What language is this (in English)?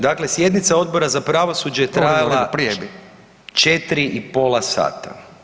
Croatian